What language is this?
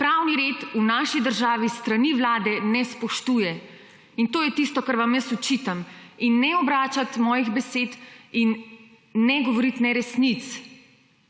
Slovenian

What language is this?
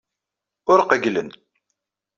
Kabyle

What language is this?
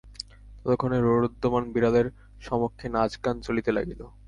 Bangla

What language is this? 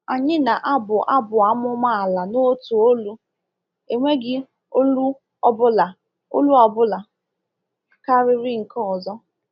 Igbo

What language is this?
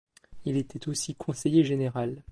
French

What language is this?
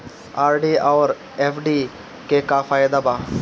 Bhojpuri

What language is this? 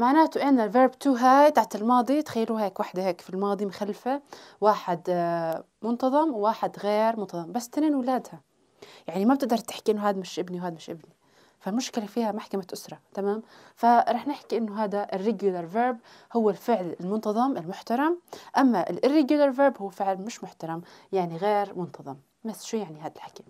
Arabic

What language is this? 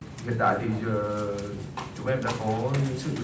Vietnamese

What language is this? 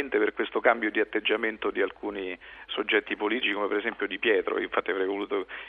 Italian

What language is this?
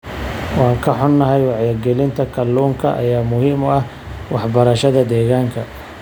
Somali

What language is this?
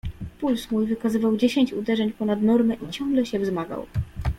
Polish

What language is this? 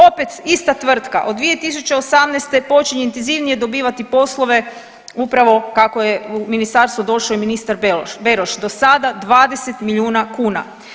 Croatian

